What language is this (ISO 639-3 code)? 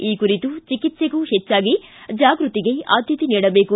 kan